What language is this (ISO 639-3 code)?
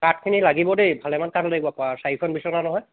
asm